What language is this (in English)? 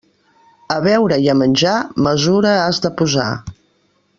Catalan